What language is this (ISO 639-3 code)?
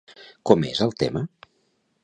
cat